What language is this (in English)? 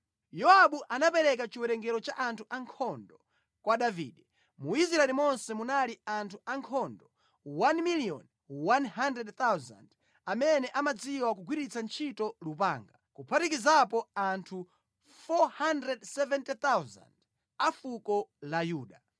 Nyanja